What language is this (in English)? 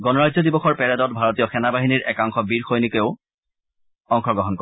Assamese